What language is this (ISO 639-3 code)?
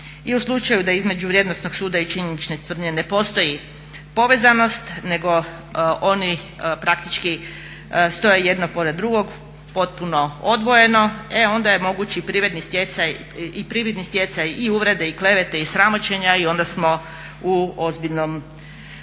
hrv